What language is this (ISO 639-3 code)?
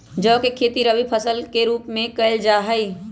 mag